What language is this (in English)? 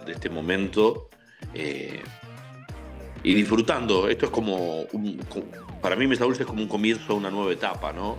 Spanish